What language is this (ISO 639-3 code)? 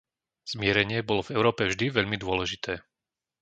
slk